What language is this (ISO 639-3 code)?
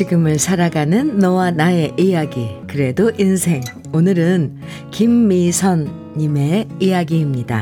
kor